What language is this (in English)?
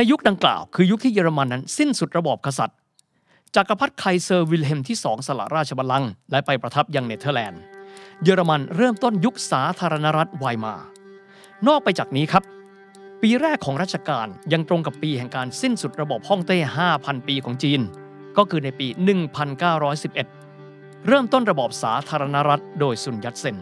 Thai